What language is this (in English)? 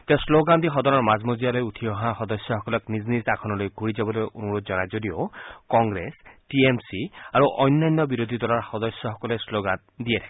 Assamese